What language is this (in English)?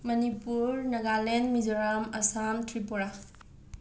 Manipuri